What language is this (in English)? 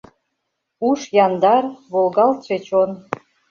Mari